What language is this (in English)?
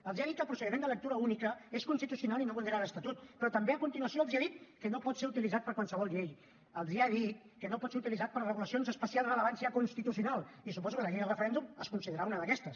Catalan